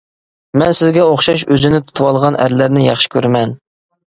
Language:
Uyghur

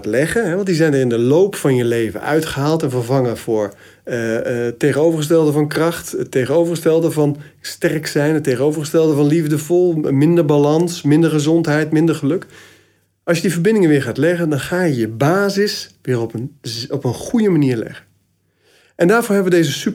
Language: Dutch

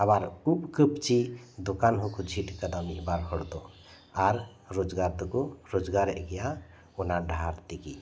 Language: Santali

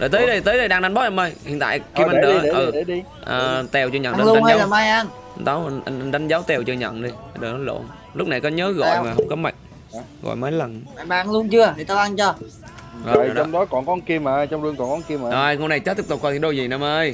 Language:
Vietnamese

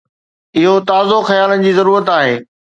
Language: Sindhi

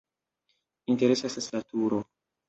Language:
Esperanto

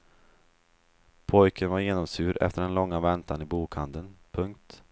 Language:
Swedish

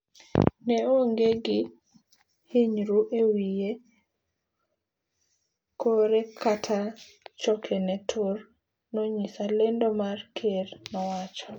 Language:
Luo (Kenya and Tanzania)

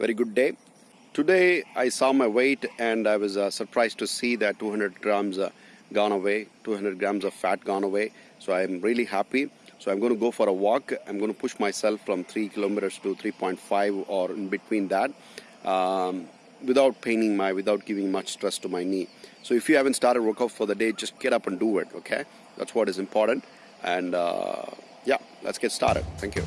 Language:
English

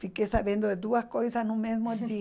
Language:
Portuguese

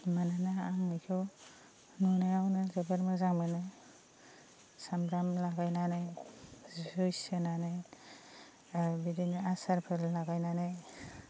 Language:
Bodo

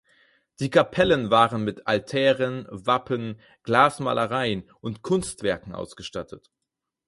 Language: German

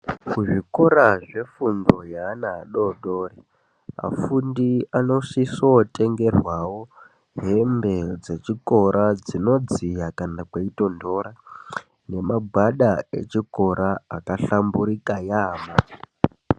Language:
Ndau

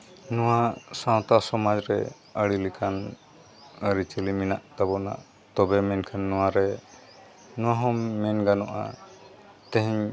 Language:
Santali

